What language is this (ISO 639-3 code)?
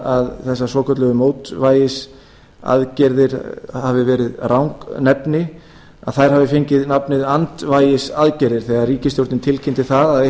isl